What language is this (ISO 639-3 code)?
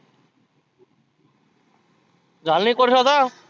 mar